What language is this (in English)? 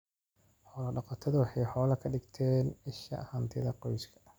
Somali